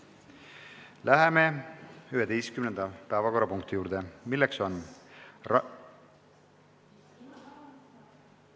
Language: Estonian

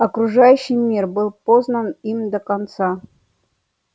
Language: Russian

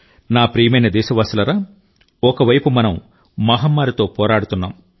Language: Telugu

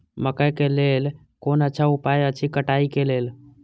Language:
Maithili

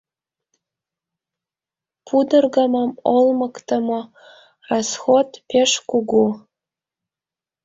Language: Mari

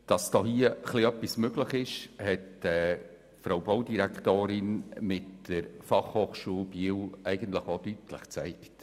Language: Swiss German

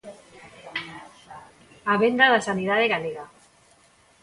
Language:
Galician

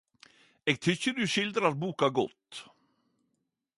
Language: Norwegian Nynorsk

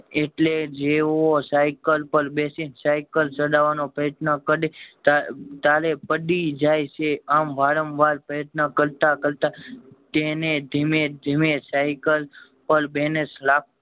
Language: Gujarati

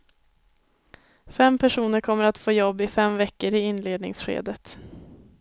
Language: Swedish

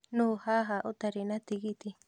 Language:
Kikuyu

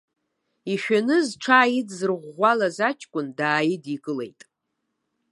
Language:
Abkhazian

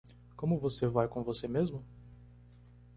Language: Portuguese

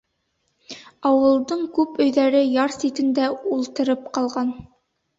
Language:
Bashkir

